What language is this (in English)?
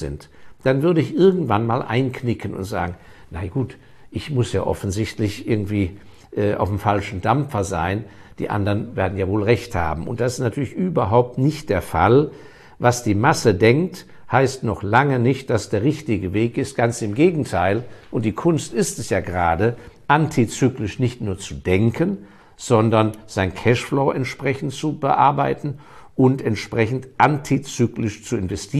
German